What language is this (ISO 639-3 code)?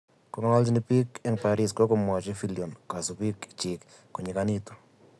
kln